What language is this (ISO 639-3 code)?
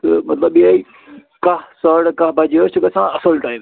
kas